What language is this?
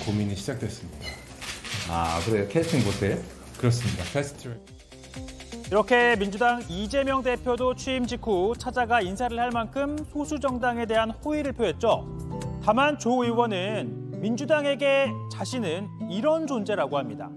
Korean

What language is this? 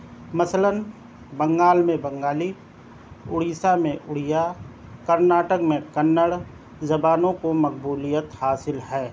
Urdu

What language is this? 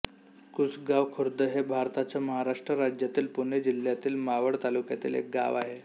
Marathi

